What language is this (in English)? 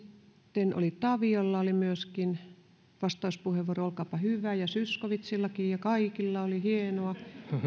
Finnish